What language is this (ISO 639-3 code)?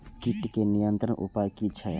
mai